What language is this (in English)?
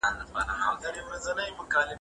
Pashto